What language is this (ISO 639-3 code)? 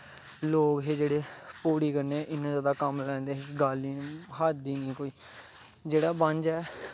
doi